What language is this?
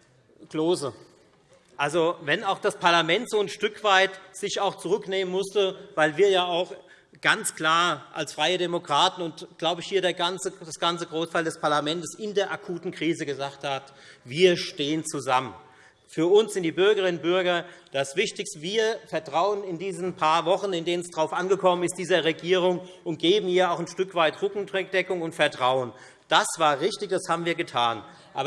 German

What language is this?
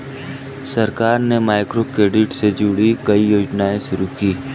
Hindi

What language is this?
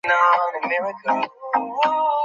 Bangla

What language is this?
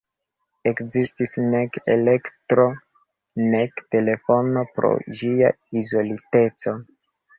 Esperanto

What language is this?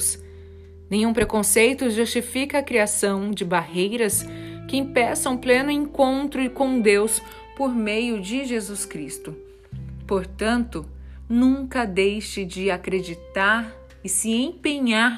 Portuguese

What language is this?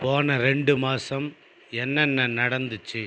Tamil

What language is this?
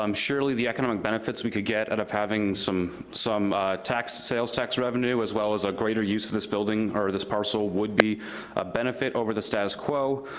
English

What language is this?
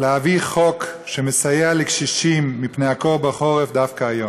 Hebrew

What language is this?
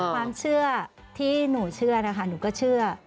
Thai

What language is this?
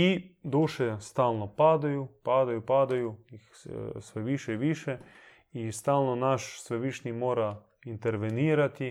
Croatian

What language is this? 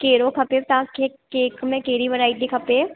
Sindhi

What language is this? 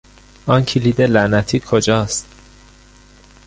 Persian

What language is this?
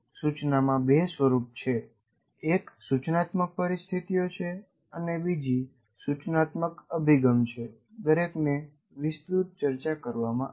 Gujarati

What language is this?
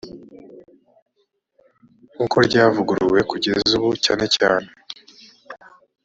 Kinyarwanda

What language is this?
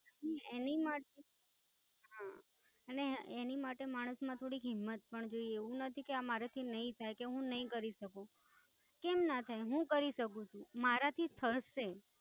Gujarati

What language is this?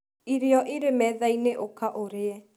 Kikuyu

